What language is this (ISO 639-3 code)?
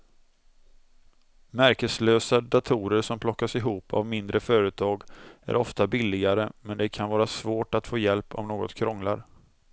swe